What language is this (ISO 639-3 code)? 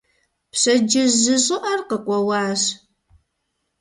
kbd